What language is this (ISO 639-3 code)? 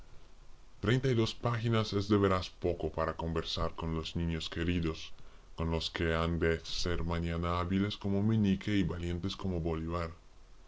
spa